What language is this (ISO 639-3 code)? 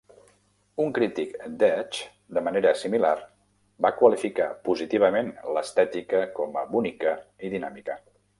cat